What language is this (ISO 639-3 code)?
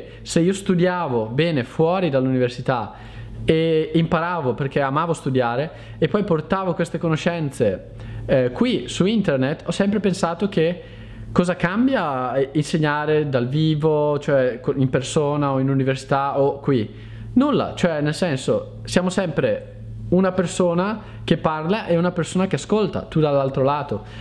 ita